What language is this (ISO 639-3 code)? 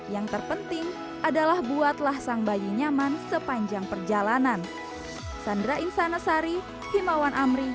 ind